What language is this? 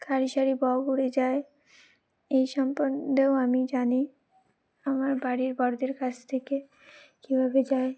Bangla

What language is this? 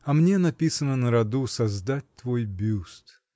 Russian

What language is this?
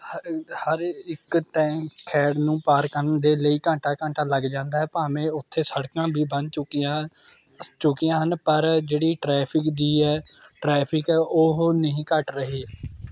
Punjabi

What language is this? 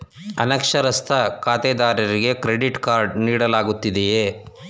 Kannada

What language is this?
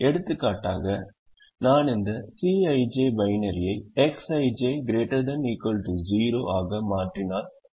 Tamil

